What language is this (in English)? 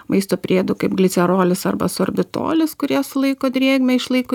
Lithuanian